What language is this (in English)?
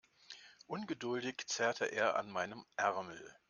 German